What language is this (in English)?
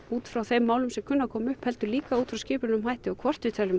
Icelandic